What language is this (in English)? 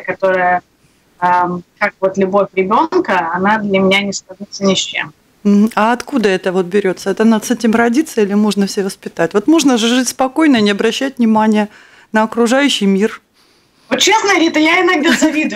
Russian